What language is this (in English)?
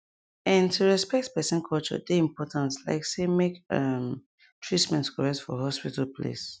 Nigerian Pidgin